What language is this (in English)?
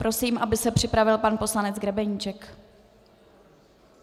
Czech